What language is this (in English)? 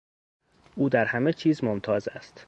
Persian